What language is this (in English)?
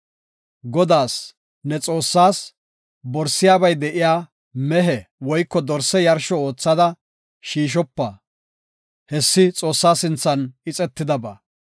Gofa